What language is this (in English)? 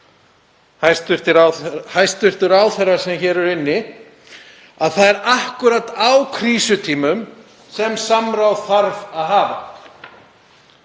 Icelandic